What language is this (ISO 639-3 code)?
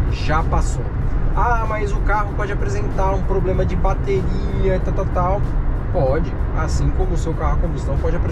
por